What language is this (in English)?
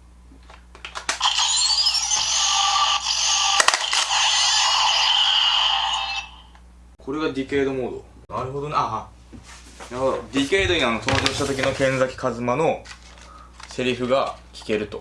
Japanese